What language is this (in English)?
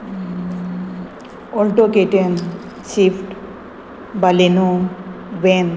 Konkani